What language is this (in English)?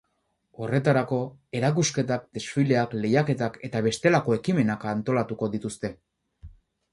Basque